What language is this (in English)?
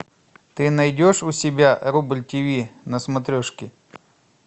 Russian